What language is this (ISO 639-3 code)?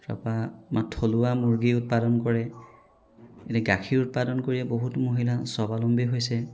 asm